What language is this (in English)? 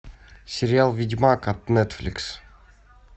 Russian